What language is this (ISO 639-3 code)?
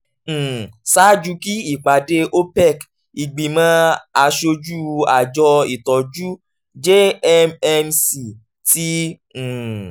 yor